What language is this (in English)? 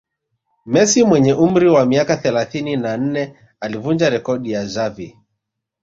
Swahili